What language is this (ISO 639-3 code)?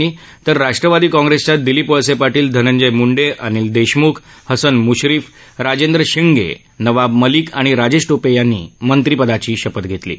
mar